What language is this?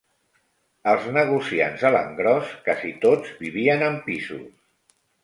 Catalan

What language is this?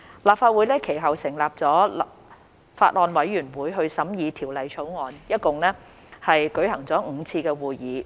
Cantonese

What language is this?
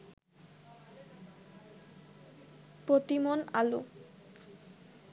Bangla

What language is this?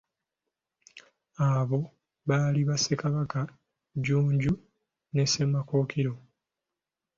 Ganda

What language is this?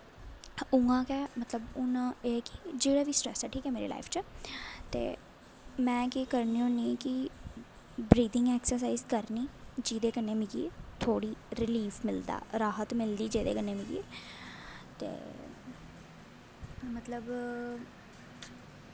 Dogri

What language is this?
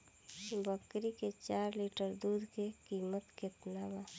Bhojpuri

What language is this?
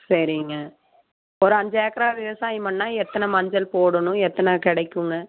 Tamil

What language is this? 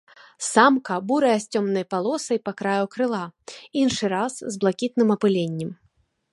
Belarusian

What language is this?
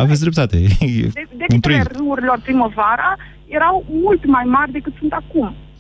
Romanian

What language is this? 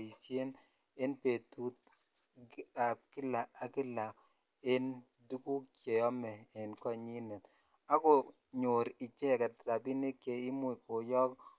Kalenjin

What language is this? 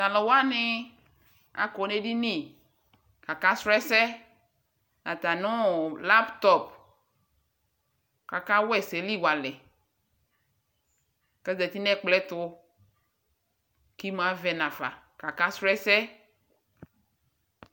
Ikposo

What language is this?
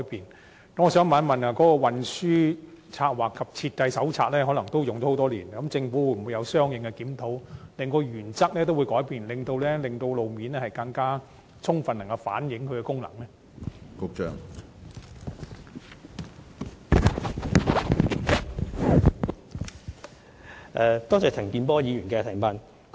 Cantonese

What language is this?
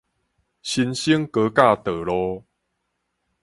Min Nan Chinese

